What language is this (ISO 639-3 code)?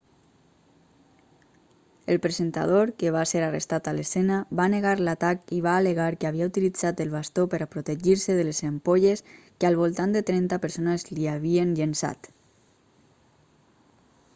cat